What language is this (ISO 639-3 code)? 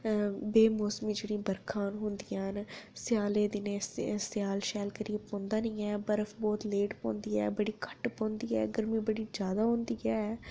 doi